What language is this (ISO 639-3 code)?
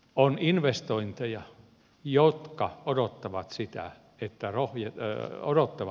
fin